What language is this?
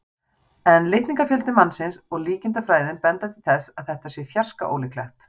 Icelandic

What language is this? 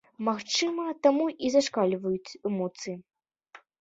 Belarusian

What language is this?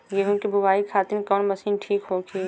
Bhojpuri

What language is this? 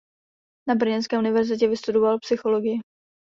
Czech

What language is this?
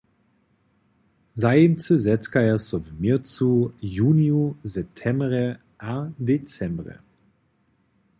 Upper Sorbian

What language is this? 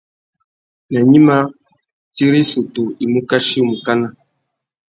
Tuki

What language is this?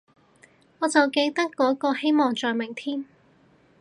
Cantonese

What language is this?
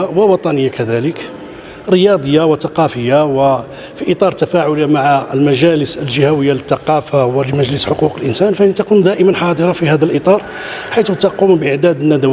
Arabic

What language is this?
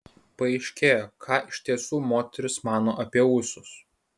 Lithuanian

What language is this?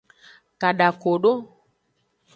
Aja (Benin)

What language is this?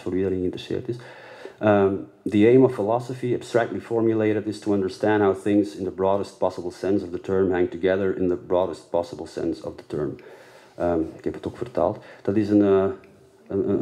Dutch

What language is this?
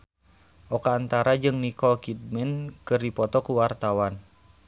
Sundanese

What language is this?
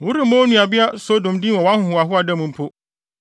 Akan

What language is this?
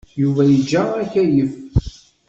Kabyle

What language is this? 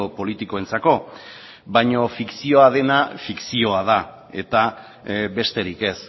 Basque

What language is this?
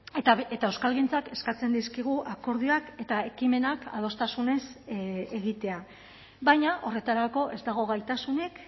Basque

